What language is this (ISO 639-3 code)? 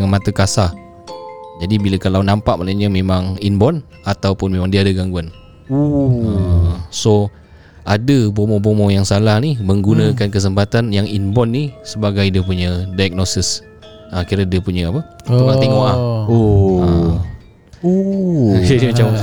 msa